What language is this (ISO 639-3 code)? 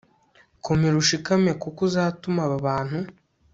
kin